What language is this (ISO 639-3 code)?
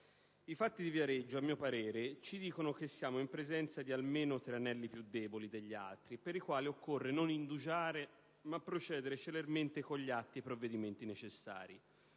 ita